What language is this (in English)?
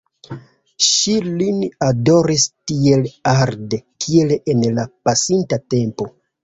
Esperanto